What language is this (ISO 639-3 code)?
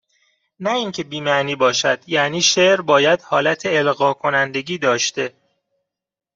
fas